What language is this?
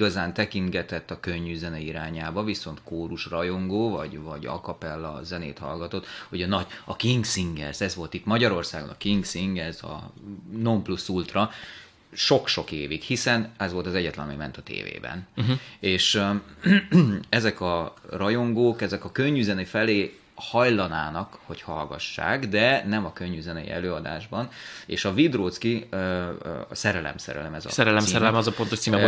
Hungarian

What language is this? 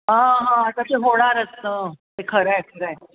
Marathi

